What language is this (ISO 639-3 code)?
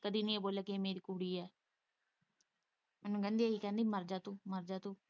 pan